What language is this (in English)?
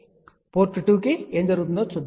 Telugu